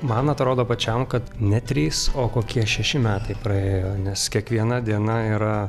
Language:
Lithuanian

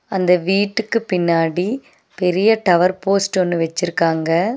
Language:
Tamil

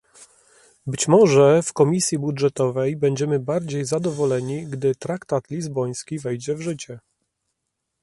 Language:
Polish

